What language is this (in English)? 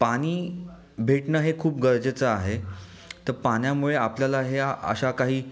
Marathi